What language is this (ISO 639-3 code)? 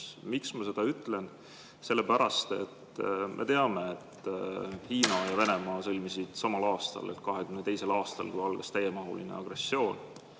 est